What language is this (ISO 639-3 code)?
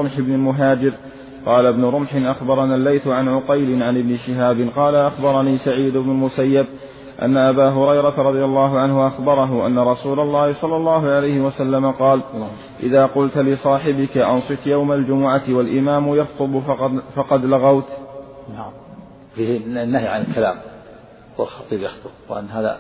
ara